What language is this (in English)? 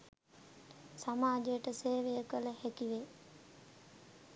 Sinhala